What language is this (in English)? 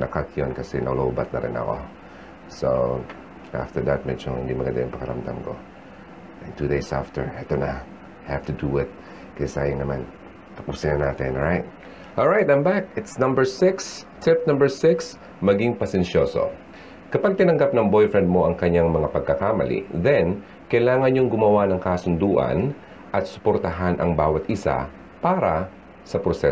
Filipino